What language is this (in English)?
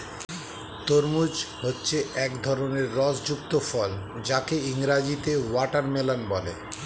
Bangla